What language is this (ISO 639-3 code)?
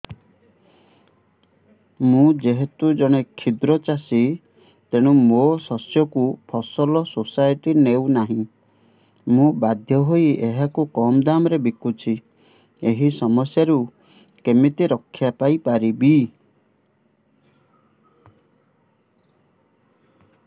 ori